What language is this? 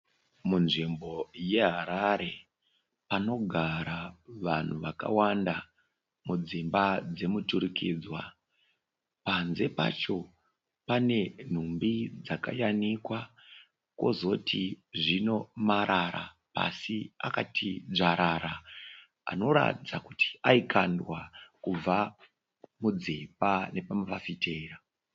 Shona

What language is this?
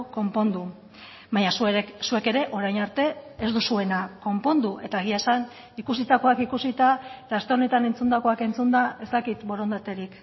Basque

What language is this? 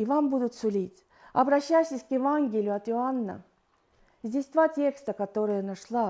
Russian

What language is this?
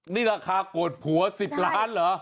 Thai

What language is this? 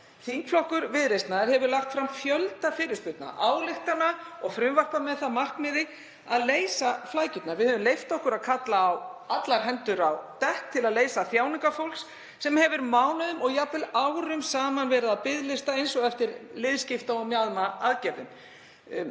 Icelandic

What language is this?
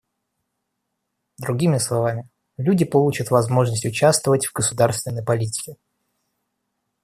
Russian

